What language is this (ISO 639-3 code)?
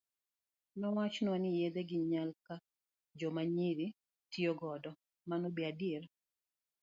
luo